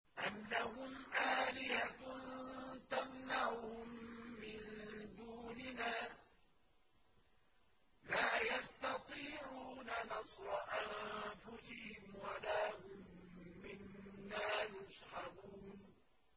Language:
Arabic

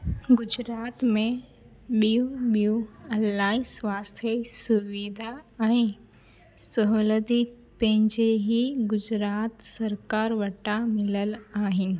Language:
Sindhi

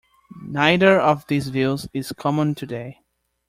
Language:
English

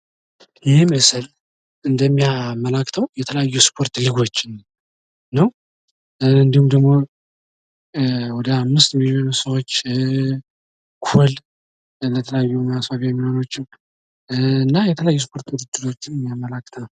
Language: Amharic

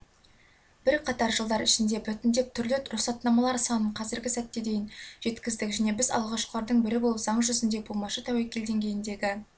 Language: Kazakh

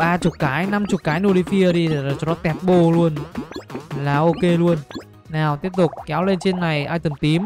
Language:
Vietnamese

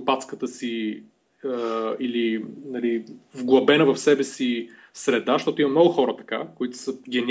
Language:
Bulgarian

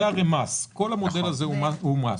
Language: Hebrew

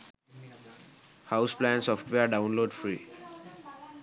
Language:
Sinhala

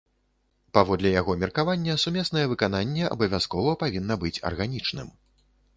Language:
Belarusian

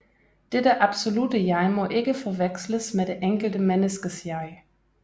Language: Danish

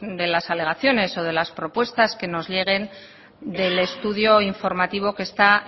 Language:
Spanish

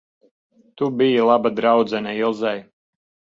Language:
Latvian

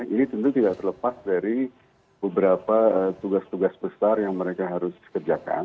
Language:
Indonesian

